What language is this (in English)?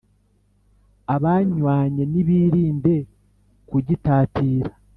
Kinyarwanda